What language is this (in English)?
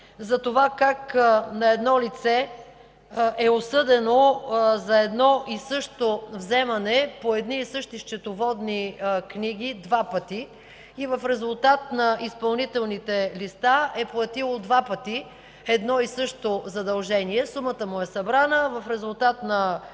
Bulgarian